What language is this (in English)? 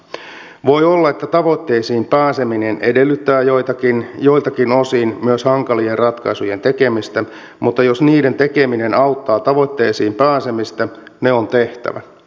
Finnish